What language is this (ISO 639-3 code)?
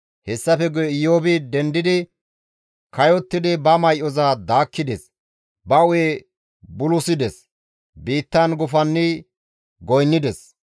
gmv